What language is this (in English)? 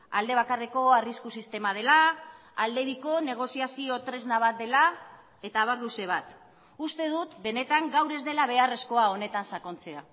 Basque